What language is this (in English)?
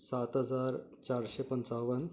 Konkani